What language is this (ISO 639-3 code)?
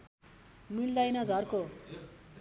nep